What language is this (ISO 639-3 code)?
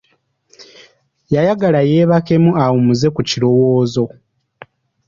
lug